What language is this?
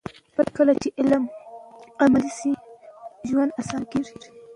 Pashto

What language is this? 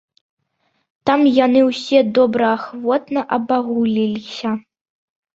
Belarusian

